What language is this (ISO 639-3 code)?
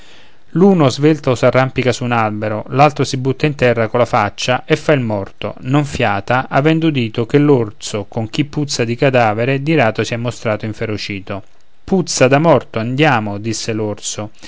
ita